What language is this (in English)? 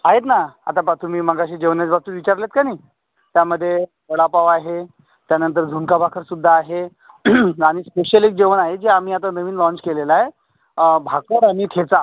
Marathi